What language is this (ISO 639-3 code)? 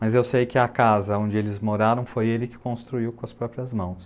por